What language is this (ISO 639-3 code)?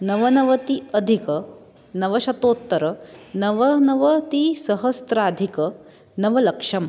san